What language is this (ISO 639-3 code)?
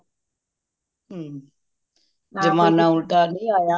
pan